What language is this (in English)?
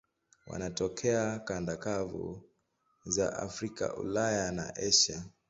Swahili